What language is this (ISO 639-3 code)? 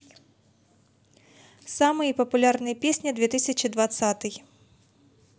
rus